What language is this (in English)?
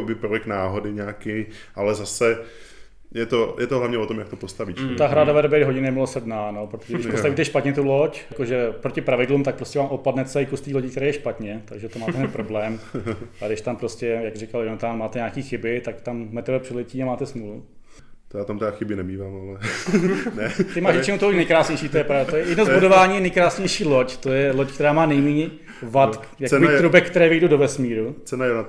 Czech